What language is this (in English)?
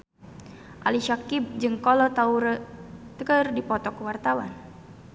Sundanese